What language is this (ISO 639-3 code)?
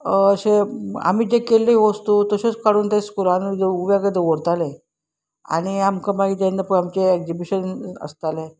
kok